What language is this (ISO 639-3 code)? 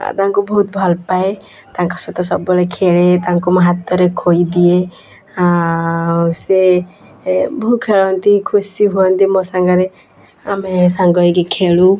ori